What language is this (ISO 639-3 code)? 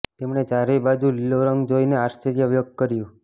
guj